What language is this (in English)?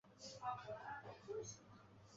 Chinese